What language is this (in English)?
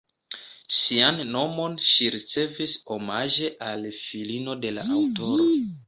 Esperanto